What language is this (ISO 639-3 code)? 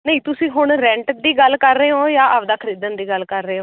pan